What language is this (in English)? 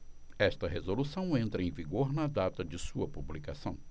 Portuguese